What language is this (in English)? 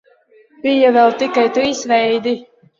Latvian